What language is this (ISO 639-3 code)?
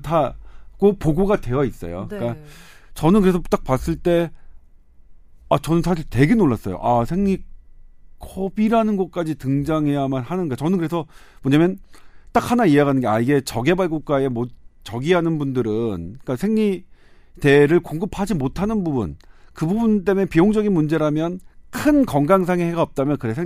kor